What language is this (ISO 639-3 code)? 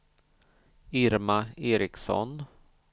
swe